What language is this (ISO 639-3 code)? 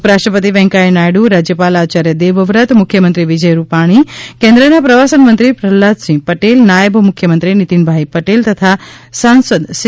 guj